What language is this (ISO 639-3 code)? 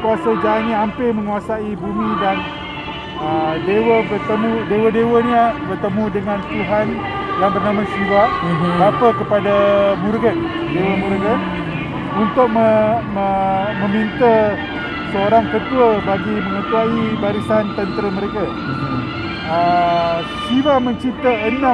msa